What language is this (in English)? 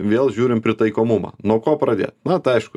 Lithuanian